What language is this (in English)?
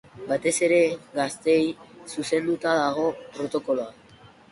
Basque